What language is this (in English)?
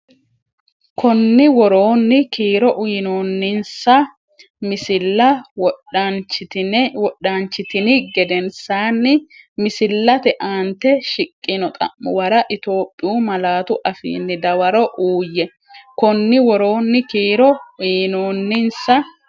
Sidamo